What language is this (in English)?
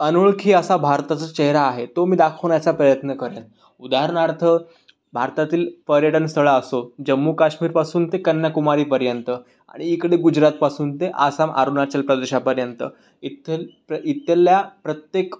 Marathi